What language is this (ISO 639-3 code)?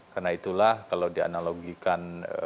ind